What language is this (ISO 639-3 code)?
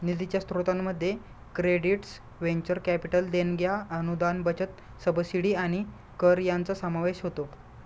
mar